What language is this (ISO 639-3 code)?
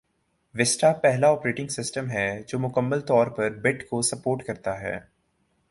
urd